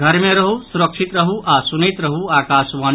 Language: Maithili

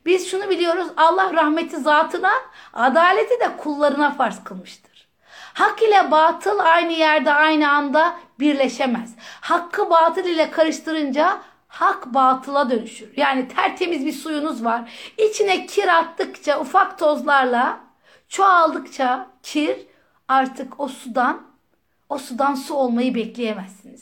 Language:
Turkish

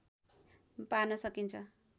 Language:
Nepali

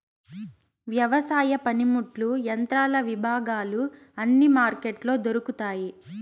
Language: Telugu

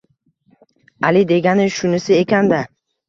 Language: Uzbek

